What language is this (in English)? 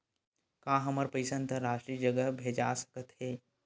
Chhattisgarhi